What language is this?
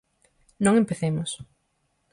Galician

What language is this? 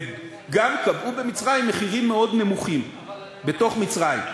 Hebrew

